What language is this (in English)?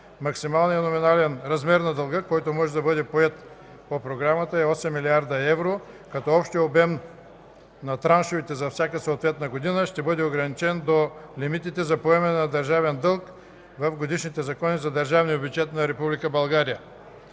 Bulgarian